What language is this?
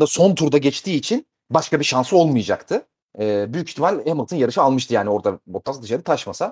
Turkish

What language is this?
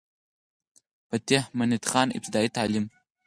Pashto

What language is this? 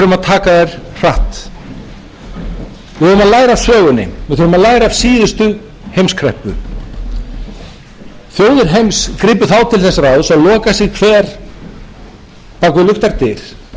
Icelandic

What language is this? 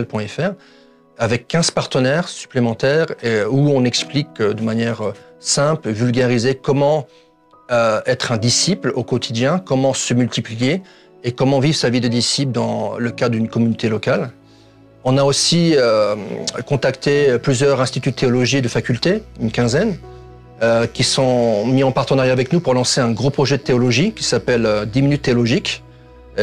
French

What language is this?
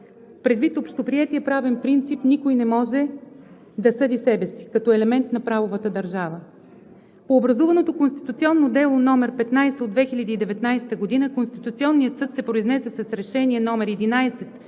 Bulgarian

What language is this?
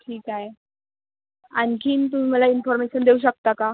Marathi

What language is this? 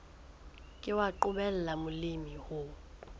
Southern Sotho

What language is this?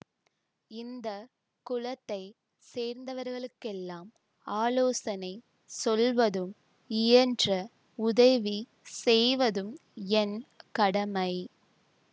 Tamil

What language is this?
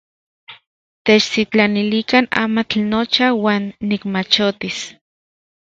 Central Puebla Nahuatl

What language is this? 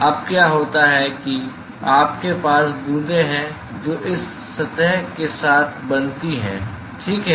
Hindi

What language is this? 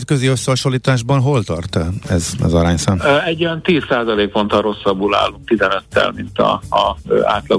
Hungarian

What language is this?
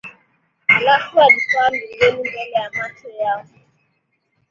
Swahili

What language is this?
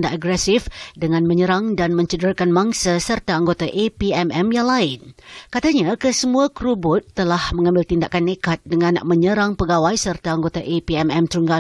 Malay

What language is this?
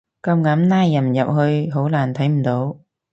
Cantonese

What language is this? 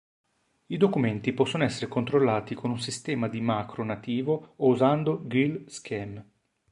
Italian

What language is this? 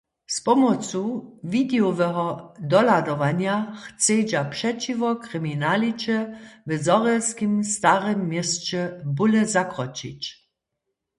Upper Sorbian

